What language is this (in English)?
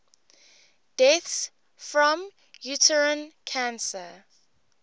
English